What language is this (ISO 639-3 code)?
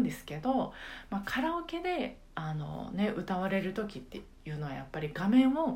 jpn